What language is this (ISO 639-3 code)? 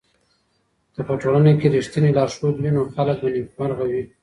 pus